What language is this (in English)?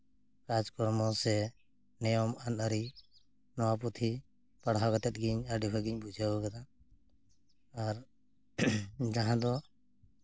Santali